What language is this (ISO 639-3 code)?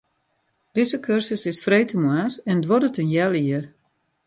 fry